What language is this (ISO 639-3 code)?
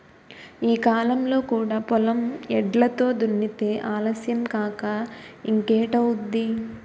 tel